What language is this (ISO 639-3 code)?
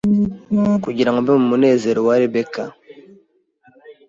kin